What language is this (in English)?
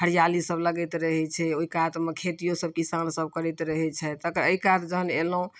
Maithili